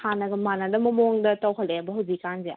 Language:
Manipuri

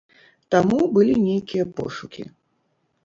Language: Belarusian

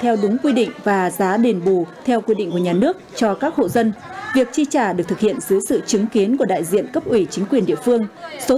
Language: Vietnamese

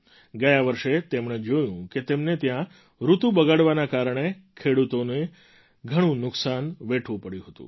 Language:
Gujarati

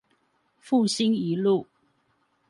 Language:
Chinese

